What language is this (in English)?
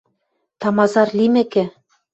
Western Mari